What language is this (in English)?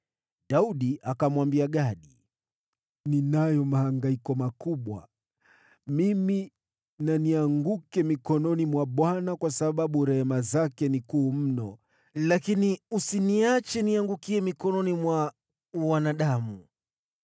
Swahili